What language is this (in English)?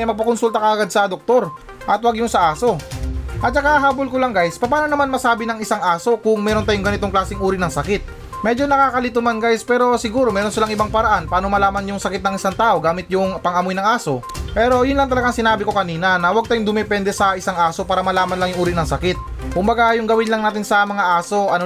Filipino